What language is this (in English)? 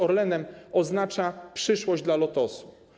Polish